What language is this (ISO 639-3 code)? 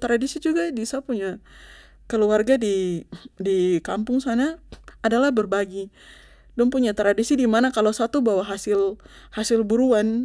pmy